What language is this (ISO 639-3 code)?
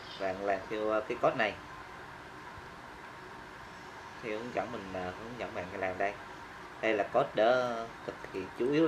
vie